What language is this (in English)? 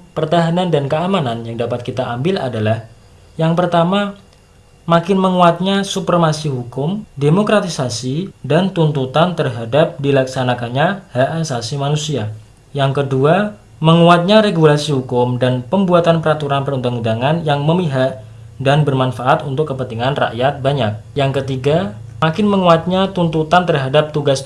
Indonesian